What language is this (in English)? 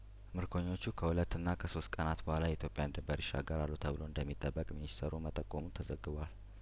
Amharic